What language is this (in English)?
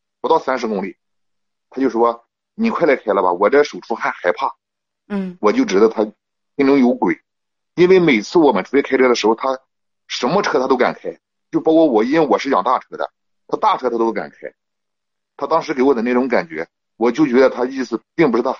Chinese